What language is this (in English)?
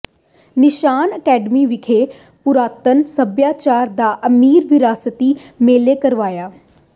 Punjabi